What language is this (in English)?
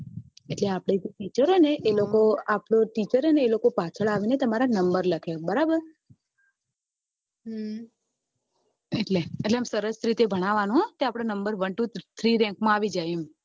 Gujarati